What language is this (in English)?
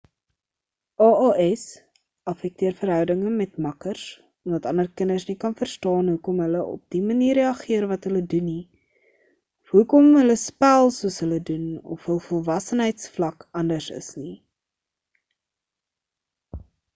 Afrikaans